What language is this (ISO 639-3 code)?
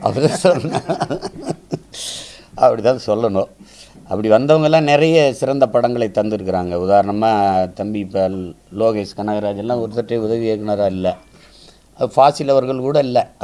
ind